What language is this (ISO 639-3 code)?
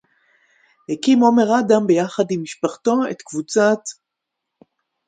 heb